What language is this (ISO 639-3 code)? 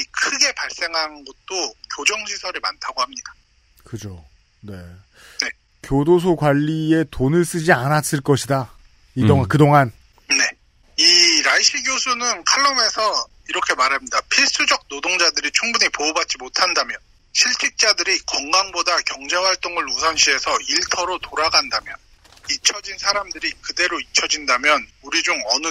kor